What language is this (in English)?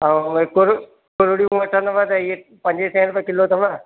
Sindhi